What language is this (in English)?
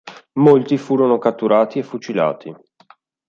Italian